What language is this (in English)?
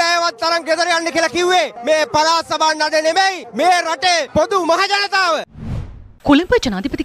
Hindi